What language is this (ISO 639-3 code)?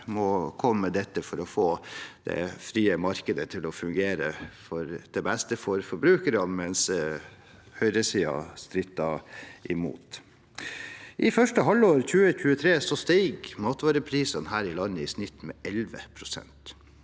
nor